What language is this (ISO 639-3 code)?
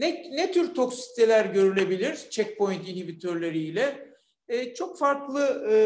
tur